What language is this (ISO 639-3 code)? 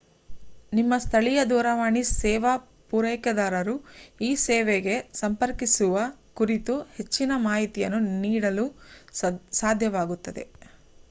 kan